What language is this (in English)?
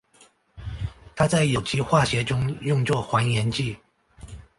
Chinese